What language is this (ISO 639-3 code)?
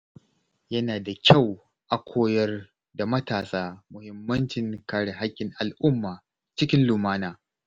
hau